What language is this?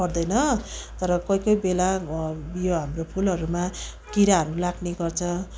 Nepali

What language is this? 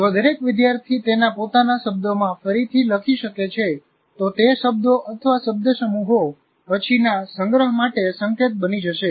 Gujarati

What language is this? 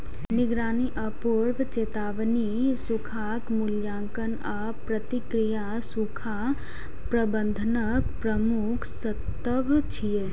Maithili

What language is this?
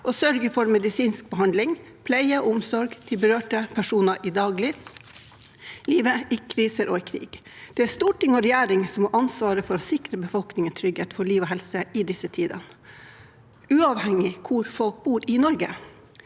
Norwegian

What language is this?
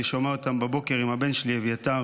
Hebrew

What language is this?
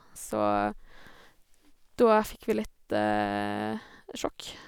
Norwegian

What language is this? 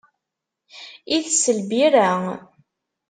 Kabyle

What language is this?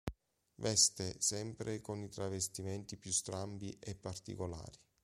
Italian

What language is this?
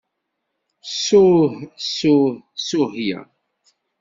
Kabyle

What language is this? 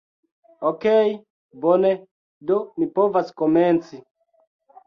Esperanto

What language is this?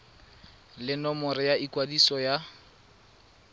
Tswana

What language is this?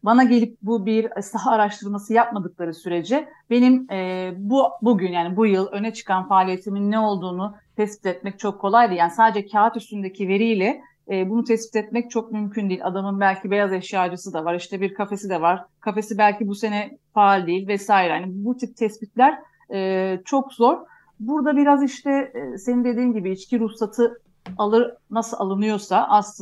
Turkish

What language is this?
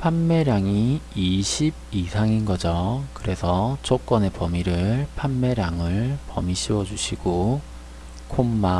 Korean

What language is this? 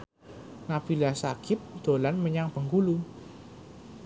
Javanese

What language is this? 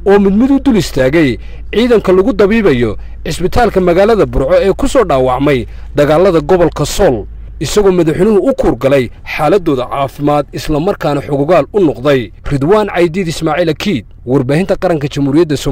Arabic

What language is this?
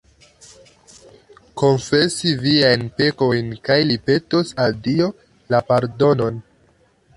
Esperanto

